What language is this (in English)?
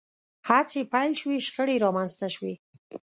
Pashto